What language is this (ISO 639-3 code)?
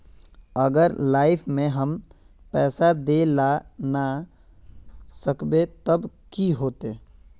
mag